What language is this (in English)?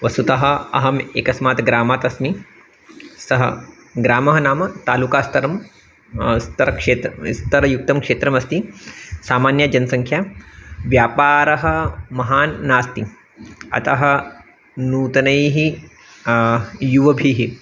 Sanskrit